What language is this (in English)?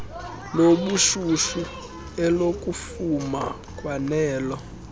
Xhosa